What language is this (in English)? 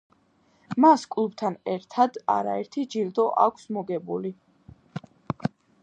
Georgian